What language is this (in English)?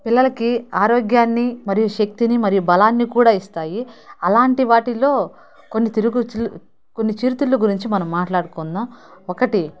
Telugu